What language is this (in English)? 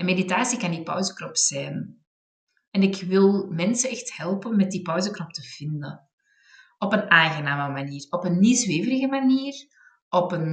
Dutch